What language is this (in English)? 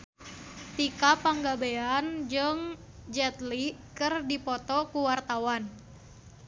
Sundanese